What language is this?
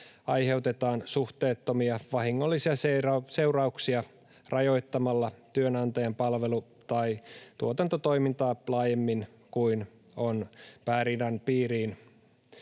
Finnish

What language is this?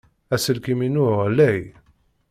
Kabyle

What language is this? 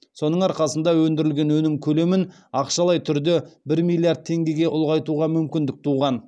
Kazakh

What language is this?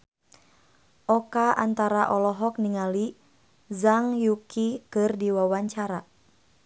Sundanese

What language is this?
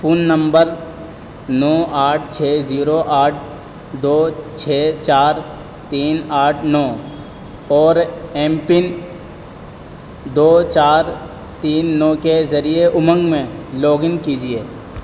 Urdu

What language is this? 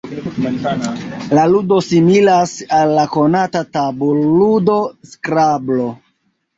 Esperanto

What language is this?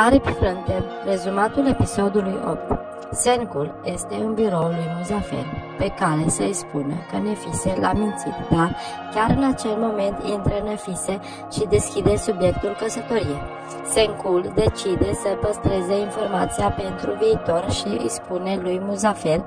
Romanian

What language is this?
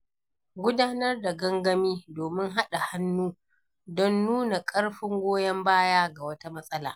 Hausa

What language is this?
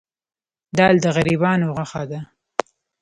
Pashto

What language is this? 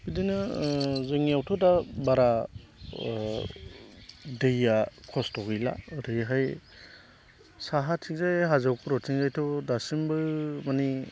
Bodo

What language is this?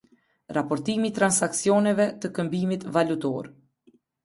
Albanian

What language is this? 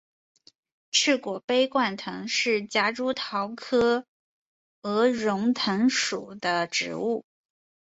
Chinese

